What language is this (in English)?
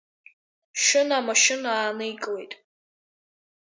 Abkhazian